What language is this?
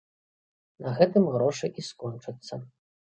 Belarusian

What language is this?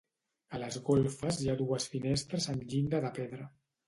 Catalan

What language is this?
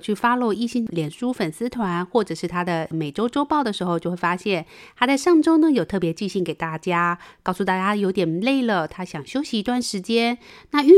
Chinese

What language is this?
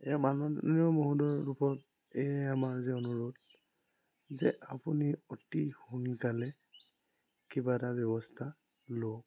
Assamese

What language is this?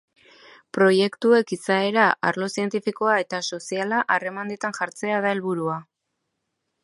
Basque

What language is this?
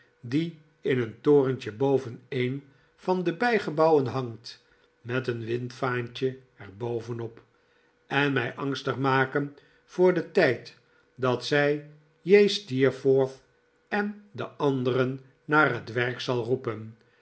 Dutch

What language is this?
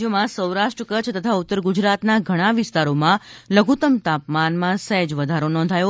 Gujarati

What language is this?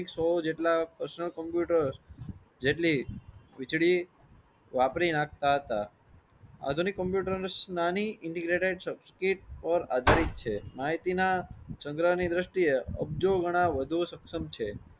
Gujarati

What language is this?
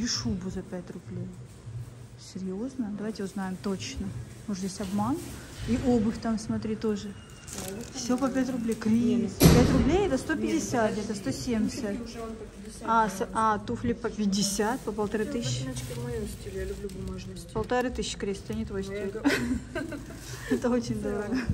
Russian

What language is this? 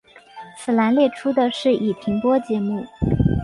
Chinese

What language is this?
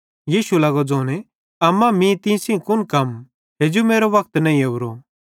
Bhadrawahi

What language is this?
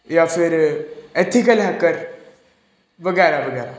Punjabi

